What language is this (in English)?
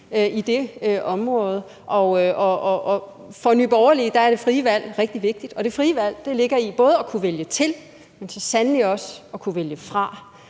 Danish